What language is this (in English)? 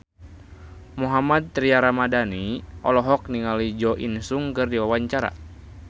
Sundanese